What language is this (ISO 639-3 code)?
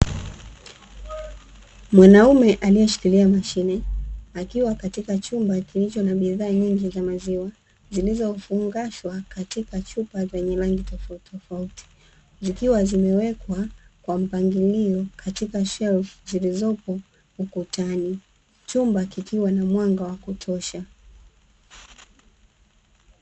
swa